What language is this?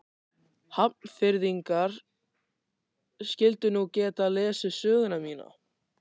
Icelandic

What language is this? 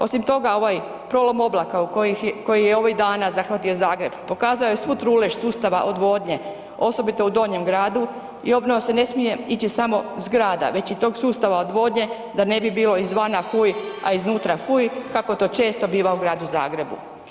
Croatian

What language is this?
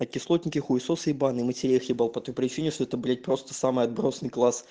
Russian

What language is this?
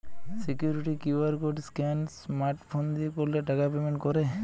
Bangla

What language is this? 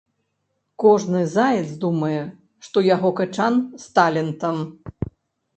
Belarusian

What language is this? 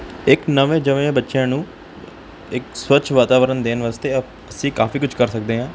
Punjabi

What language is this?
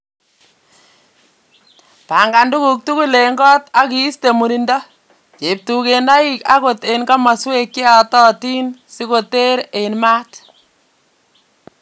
Kalenjin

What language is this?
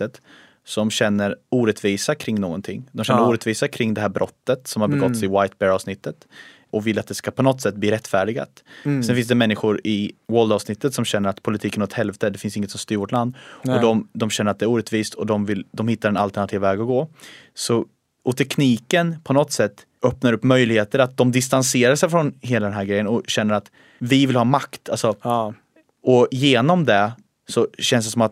Swedish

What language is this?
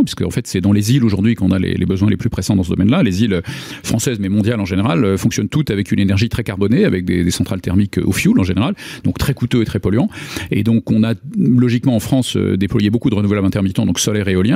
French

